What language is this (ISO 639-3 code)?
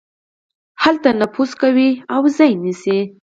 pus